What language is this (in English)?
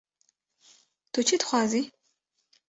Kurdish